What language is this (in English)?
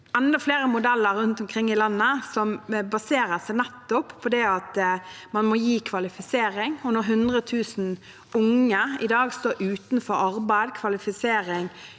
Norwegian